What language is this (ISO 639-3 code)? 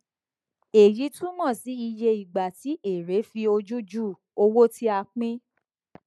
yor